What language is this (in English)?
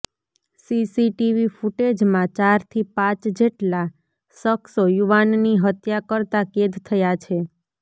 Gujarati